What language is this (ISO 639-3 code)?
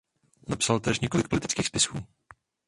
ces